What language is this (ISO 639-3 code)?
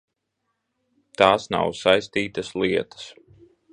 lav